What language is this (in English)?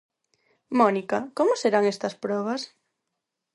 Galician